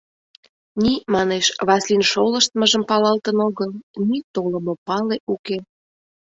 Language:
Mari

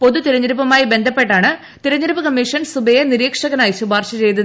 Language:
Malayalam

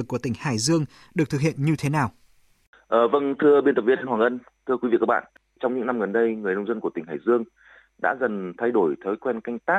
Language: Vietnamese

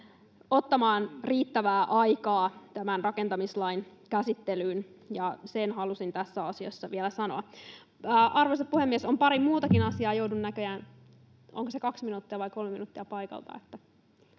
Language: Finnish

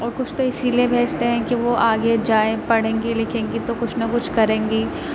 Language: Urdu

